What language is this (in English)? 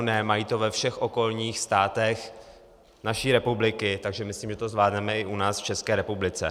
Czech